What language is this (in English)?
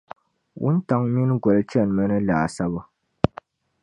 Dagbani